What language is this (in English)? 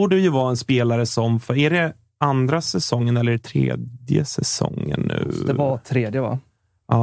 Swedish